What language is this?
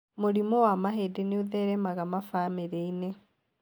Kikuyu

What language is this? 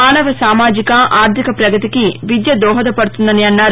Telugu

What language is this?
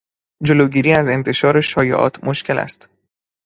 Persian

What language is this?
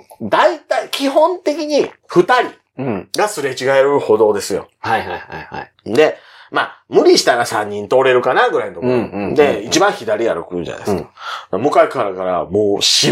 Japanese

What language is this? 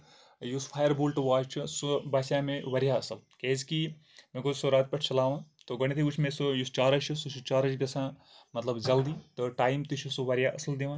Kashmiri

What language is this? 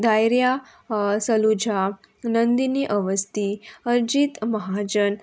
Konkani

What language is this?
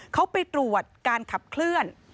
Thai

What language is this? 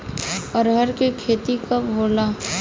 Bhojpuri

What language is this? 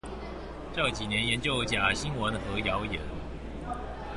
Chinese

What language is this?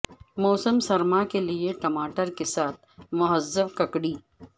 Urdu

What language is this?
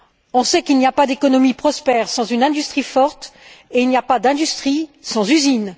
French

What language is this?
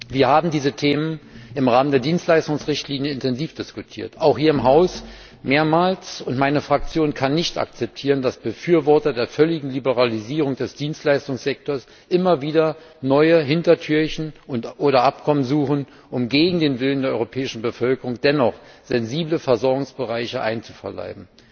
German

